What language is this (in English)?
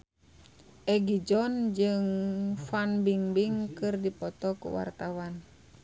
Sundanese